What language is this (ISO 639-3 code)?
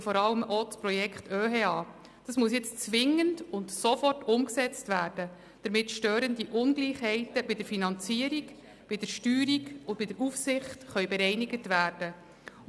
gsw